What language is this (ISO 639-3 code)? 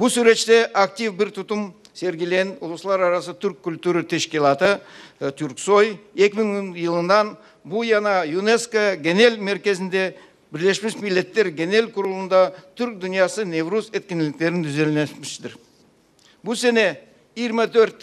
tur